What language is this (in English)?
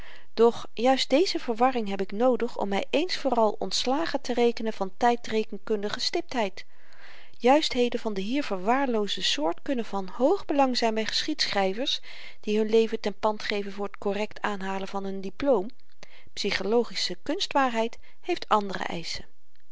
Dutch